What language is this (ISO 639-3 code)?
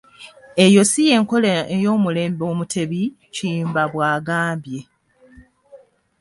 lug